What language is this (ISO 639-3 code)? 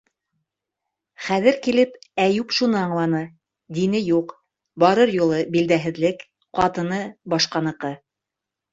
bak